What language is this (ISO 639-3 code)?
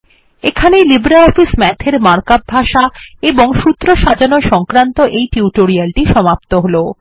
ben